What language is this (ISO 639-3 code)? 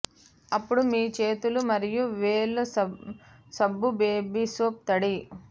tel